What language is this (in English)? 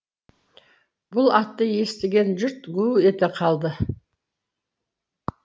Kazakh